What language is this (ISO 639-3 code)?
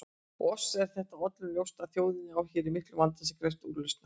isl